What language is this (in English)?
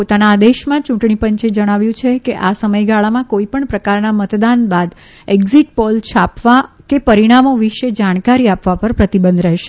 Gujarati